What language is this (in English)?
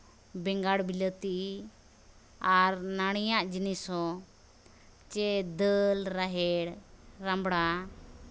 Santali